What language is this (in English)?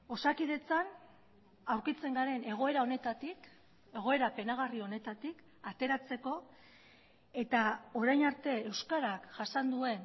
Basque